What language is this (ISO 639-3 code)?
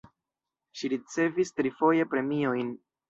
epo